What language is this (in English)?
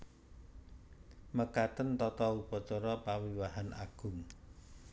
Javanese